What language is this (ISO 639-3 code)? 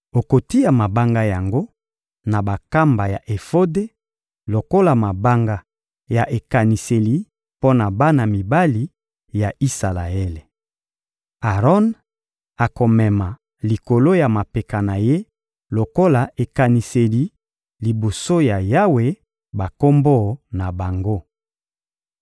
lin